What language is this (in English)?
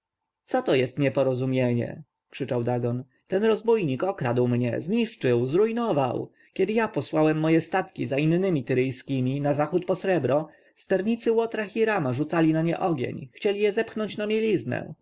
Polish